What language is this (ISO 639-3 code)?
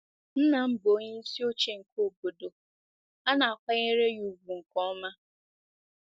ibo